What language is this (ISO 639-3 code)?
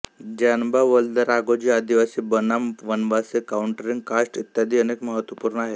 mar